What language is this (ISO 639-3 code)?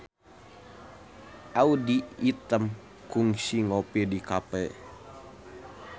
sun